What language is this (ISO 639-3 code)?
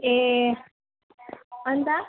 nep